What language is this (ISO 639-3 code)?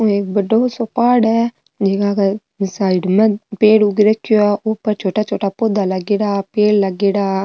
mwr